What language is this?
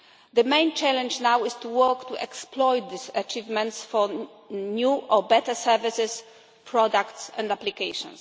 English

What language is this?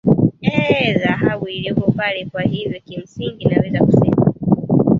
Swahili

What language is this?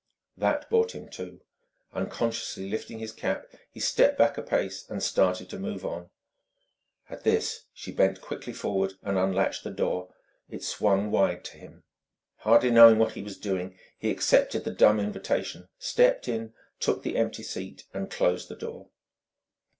English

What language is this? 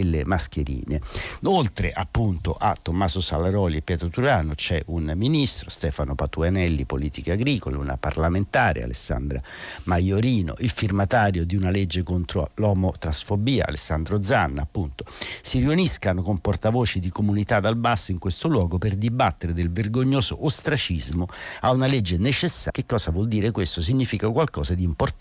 Italian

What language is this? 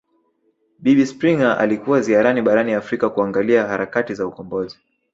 Swahili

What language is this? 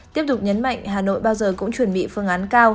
Vietnamese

